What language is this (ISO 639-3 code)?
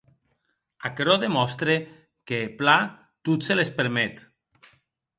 oci